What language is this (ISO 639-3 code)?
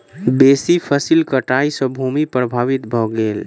mai